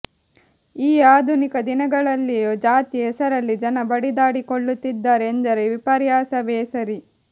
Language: Kannada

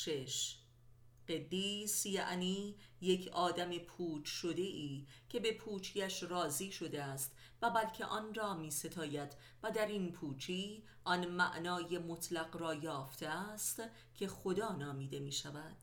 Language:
Persian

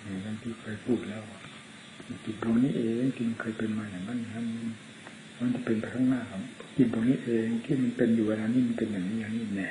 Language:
Thai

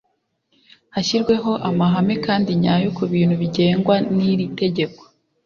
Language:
Kinyarwanda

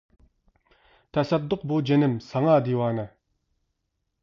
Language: Uyghur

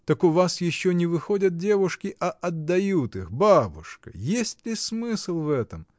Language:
Russian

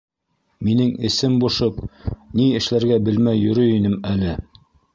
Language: Bashkir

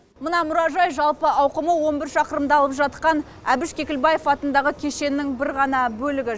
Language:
Kazakh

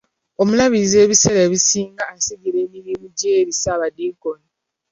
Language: Ganda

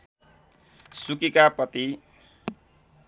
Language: Nepali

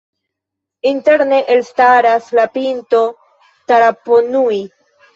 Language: Esperanto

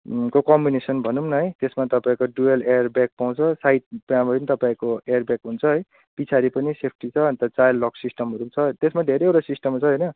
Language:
Nepali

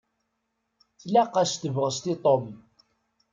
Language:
Kabyle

